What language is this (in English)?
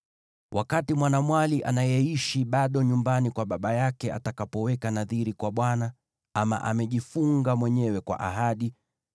Swahili